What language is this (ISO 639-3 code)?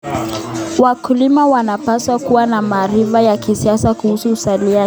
kln